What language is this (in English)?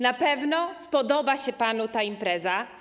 Polish